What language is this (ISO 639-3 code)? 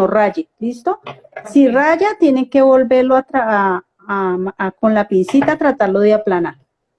spa